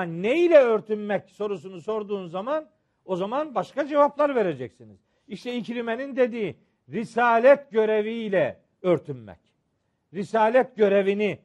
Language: Turkish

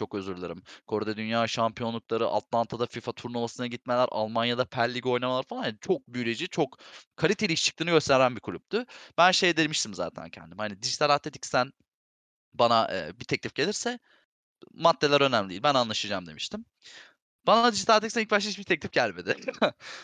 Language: Turkish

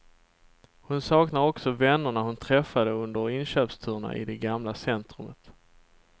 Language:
Swedish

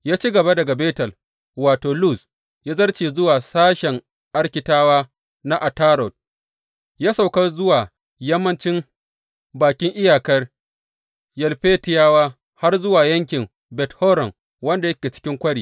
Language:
Hausa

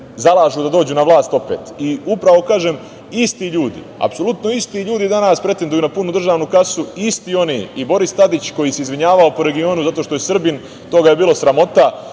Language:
Serbian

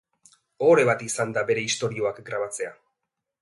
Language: Basque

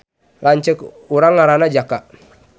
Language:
Sundanese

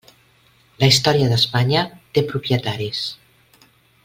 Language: Catalan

